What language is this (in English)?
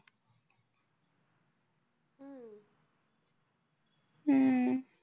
Marathi